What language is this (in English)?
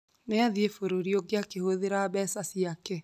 Kikuyu